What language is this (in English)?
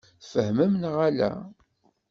Kabyle